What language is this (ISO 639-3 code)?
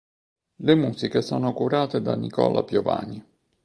ita